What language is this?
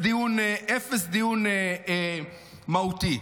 Hebrew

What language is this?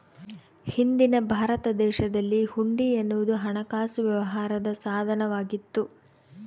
Kannada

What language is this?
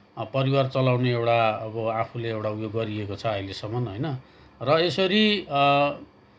Nepali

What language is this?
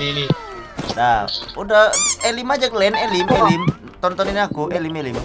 Indonesian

